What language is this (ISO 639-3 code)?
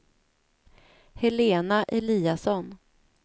swe